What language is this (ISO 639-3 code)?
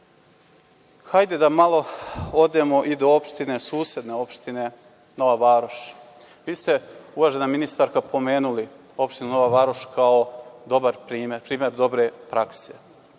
srp